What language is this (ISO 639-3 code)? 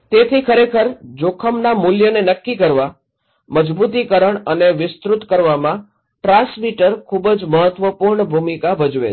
guj